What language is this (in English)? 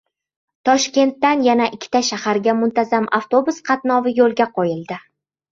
Uzbek